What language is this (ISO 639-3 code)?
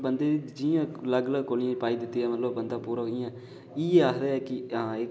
doi